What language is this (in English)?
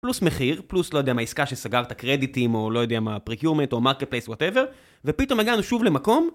Hebrew